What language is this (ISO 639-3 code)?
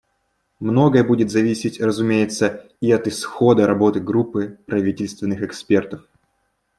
rus